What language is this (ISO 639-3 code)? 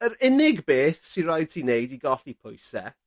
cym